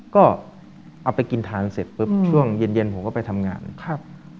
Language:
Thai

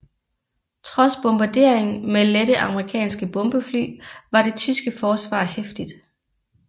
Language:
Danish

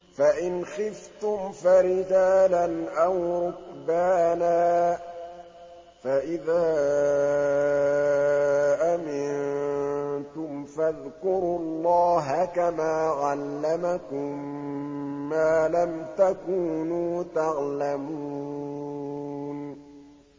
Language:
Arabic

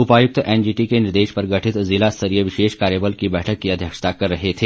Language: Hindi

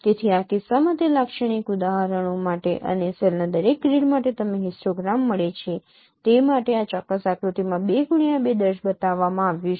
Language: Gujarati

